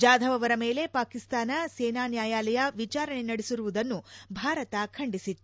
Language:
Kannada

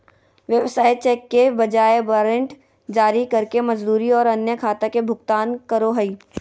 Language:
Magahi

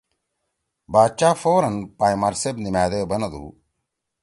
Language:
Torwali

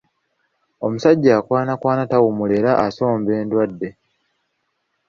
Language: Ganda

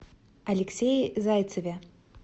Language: Russian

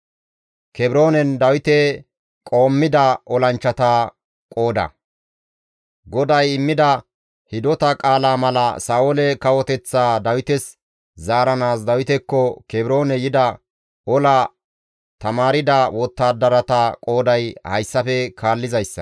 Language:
Gamo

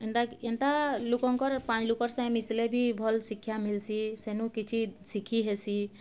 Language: Odia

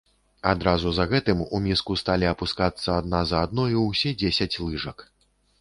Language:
Belarusian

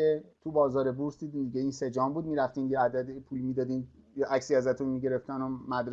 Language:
Persian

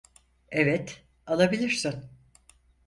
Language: Turkish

